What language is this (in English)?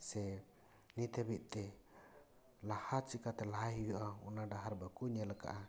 Santali